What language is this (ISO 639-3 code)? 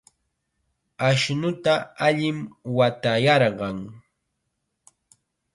qxa